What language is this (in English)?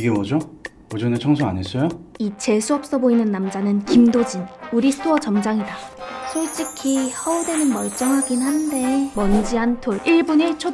Korean